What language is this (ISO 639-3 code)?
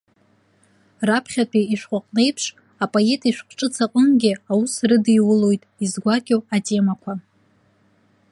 abk